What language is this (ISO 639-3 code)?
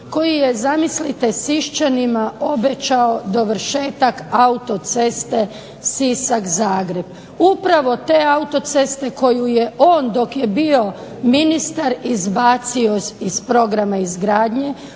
hrv